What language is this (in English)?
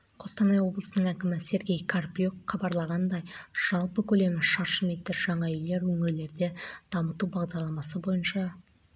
Kazakh